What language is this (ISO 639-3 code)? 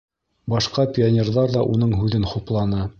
bak